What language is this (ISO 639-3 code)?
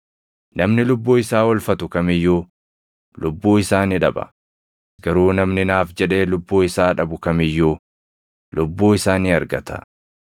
orm